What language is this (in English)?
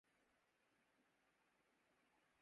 Urdu